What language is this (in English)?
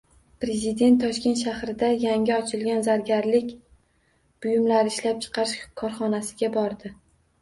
Uzbek